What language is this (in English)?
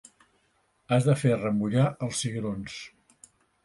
Catalan